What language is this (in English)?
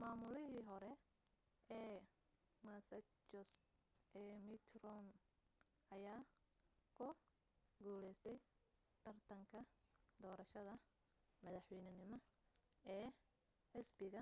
Somali